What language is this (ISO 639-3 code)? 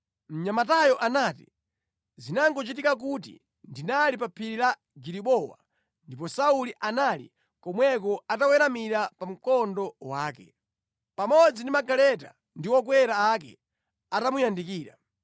nya